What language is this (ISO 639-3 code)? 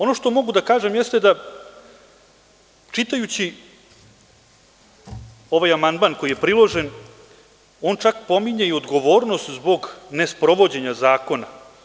srp